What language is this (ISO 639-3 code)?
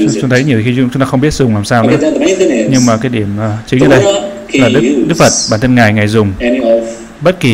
vie